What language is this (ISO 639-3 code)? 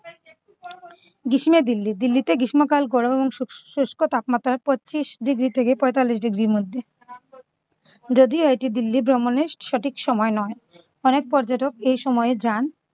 ben